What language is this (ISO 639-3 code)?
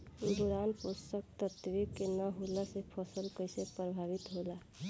bho